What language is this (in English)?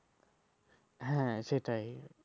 Bangla